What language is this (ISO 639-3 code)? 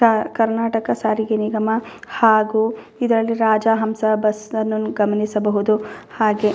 kan